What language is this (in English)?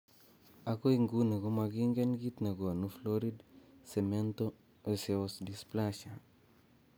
Kalenjin